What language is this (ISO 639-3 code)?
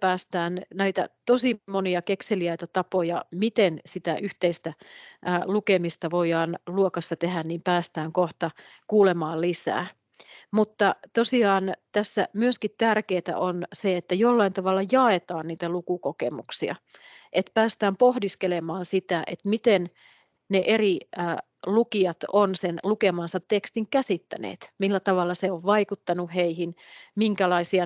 fin